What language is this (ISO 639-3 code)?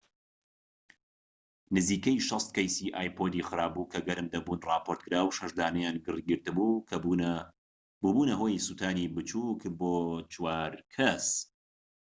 ckb